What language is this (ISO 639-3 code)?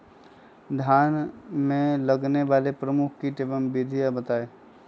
mag